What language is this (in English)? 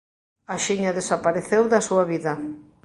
Galician